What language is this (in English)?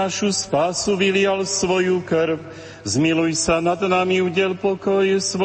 Slovak